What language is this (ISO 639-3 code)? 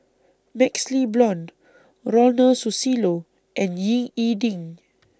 eng